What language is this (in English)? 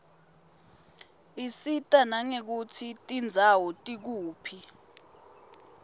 Swati